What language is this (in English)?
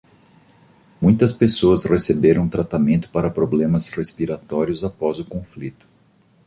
Portuguese